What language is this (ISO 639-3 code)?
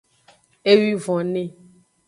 ajg